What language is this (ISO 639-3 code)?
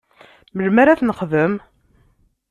kab